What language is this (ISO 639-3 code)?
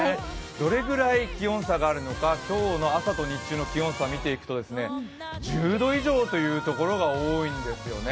jpn